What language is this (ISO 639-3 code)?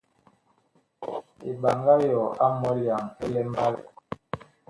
bkh